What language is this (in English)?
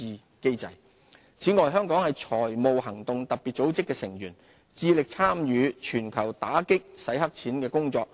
Cantonese